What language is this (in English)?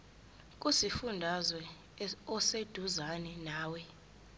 Zulu